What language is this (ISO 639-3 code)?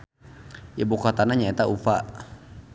sun